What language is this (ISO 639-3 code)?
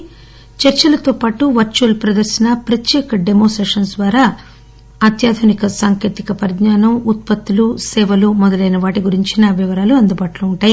tel